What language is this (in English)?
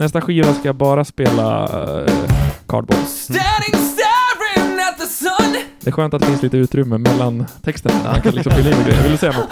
Swedish